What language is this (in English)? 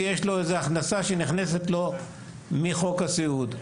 Hebrew